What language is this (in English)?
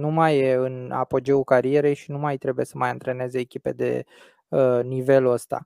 Romanian